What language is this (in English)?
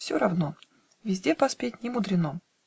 Russian